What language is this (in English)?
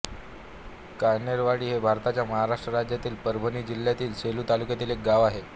Marathi